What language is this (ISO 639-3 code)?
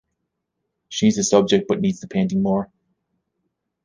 eng